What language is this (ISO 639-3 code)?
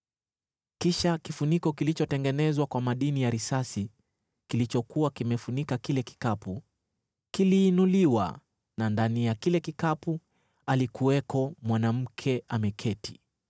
swa